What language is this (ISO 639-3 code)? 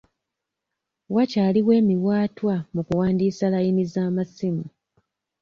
lug